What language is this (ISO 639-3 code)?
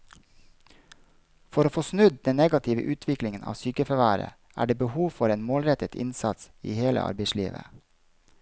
nor